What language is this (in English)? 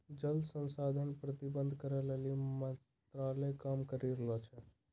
Maithili